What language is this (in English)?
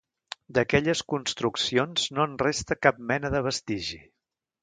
Catalan